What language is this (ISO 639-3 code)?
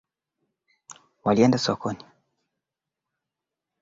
swa